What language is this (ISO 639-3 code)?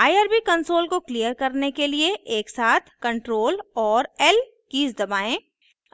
hin